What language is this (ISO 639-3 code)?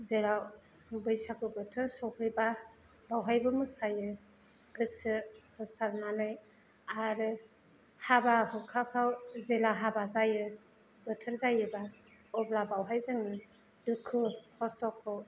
brx